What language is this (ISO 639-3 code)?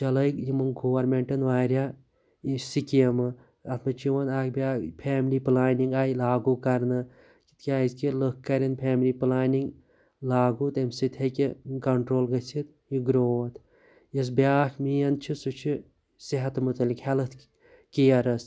kas